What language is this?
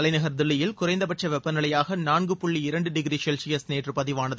Tamil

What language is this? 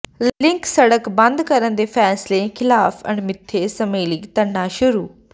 Punjabi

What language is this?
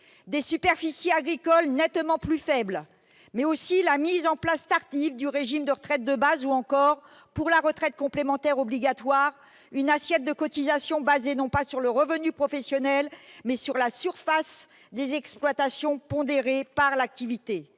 French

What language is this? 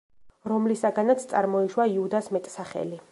Georgian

